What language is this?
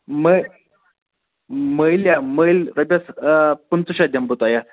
Kashmiri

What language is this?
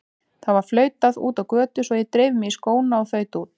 Icelandic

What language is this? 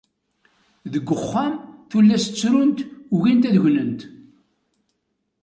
Kabyle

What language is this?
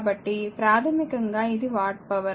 Telugu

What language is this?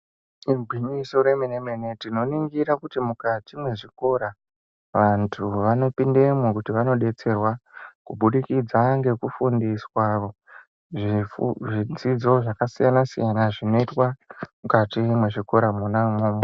Ndau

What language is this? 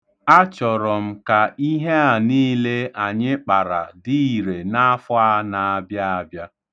Igbo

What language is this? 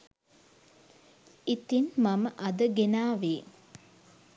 Sinhala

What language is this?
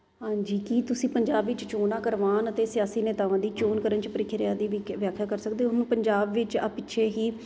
Punjabi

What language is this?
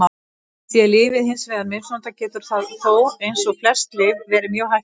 Icelandic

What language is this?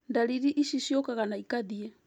Kikuyu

